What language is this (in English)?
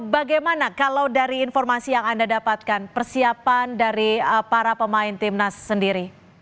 Indonesian